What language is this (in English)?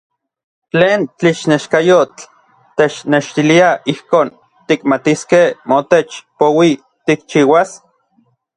Orizaba Nahuatl